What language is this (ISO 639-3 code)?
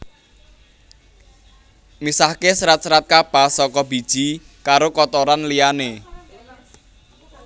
jav